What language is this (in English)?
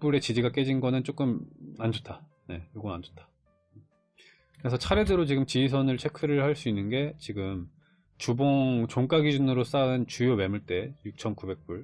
Korean